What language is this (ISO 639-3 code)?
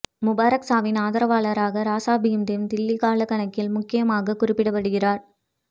tam